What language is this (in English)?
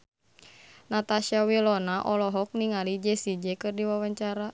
Sundanese